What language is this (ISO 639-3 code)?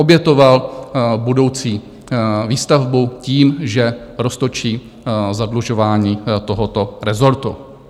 ces